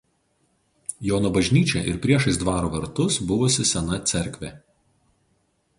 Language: Lithuanian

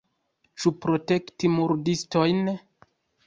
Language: Esperanto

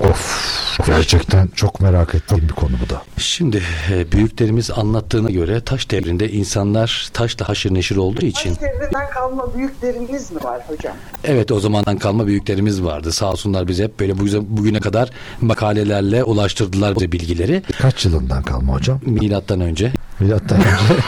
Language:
Turkish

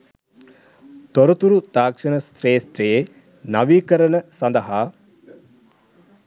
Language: Sinhala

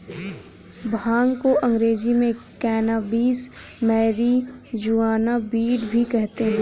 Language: Hindi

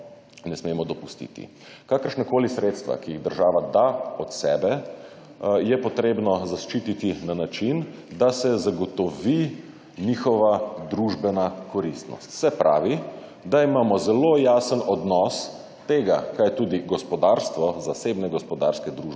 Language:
Slovenian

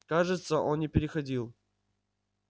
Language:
Russian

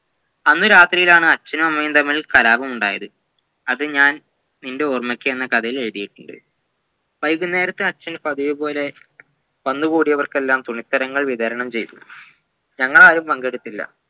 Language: Malayalam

